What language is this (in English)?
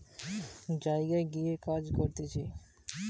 Bangla